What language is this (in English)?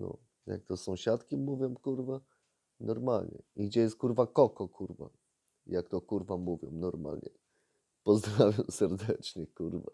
Polish